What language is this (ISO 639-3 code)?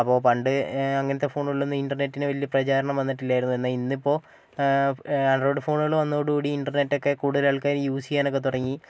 mal